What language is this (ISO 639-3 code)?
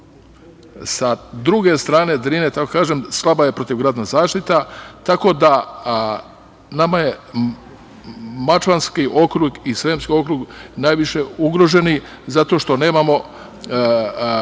srp